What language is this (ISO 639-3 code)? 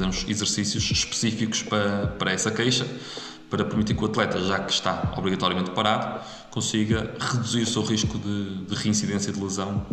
por